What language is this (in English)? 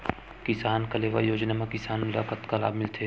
Chhattisgarhi